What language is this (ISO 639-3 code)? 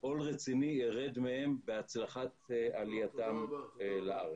heb